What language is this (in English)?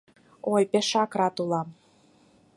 Mari